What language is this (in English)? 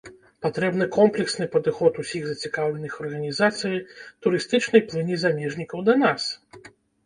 Belarusian